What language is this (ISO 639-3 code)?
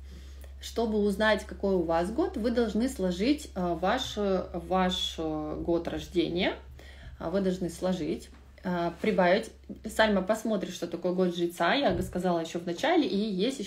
rus